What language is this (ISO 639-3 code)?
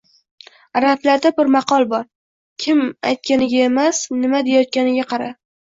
uzb